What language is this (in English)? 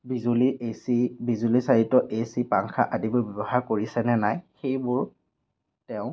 Assamese